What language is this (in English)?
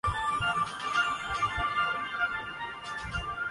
Urdu